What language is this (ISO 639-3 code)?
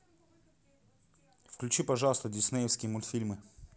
rus